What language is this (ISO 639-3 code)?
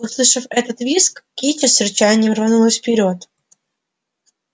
rus